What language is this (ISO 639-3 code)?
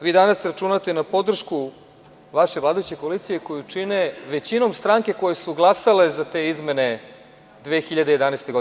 srp